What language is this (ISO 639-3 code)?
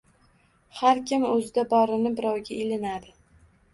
uzb